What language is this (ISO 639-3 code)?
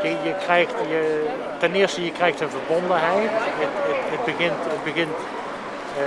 nld